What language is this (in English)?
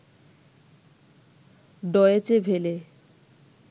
Bangla